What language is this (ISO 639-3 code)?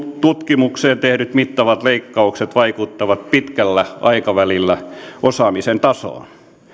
fin